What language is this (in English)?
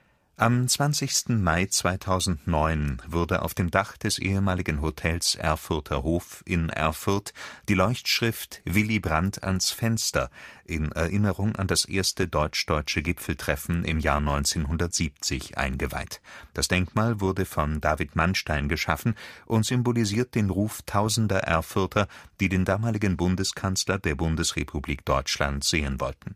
German